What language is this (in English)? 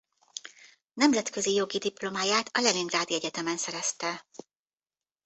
Hungarian